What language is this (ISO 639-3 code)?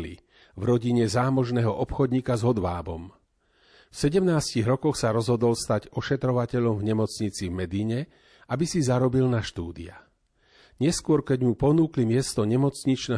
slk